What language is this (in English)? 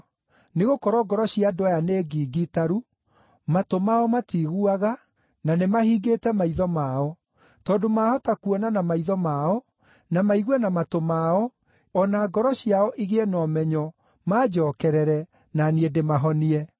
Kikuyu